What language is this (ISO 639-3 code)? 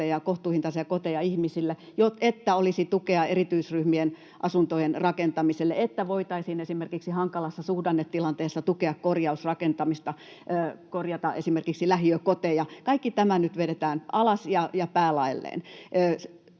fin